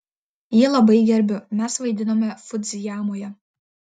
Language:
Lithuanian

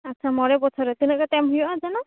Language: Santali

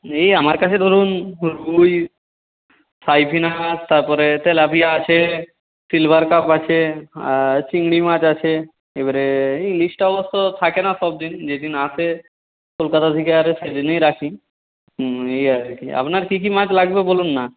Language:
Bangla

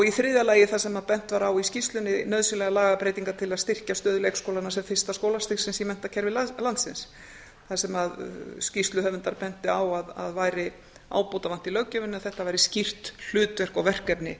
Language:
Icelandic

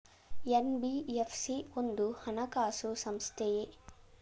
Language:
Kannada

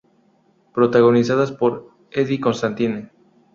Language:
Spanish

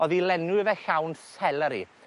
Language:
Welsh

